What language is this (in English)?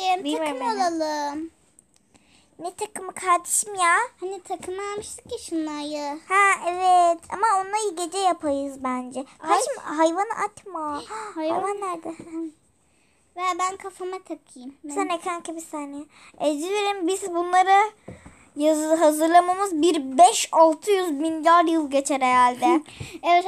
Turkish